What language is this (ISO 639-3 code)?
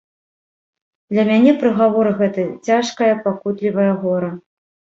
bel